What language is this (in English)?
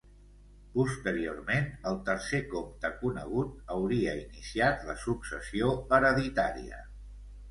Catalan